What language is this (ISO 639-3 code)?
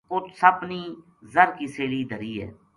gju